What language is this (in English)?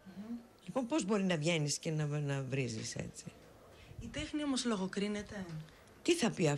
Greek